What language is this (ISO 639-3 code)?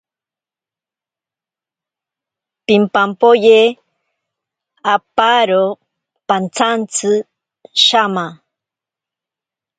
prq